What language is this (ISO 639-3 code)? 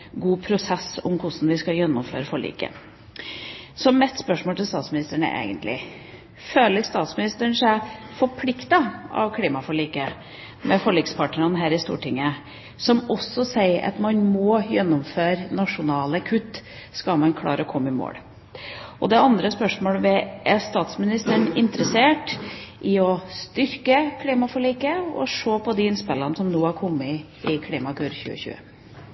nob